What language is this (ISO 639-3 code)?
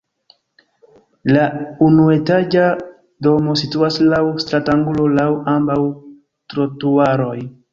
epo